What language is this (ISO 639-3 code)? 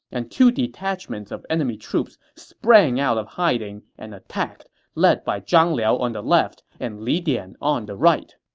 eng